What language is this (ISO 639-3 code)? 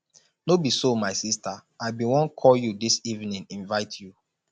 pcm